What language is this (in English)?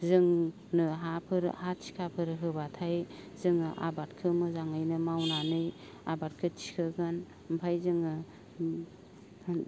Bodo